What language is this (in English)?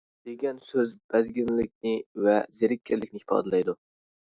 Uyghur